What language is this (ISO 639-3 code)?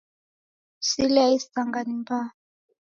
dav